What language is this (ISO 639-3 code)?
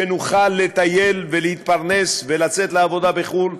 heb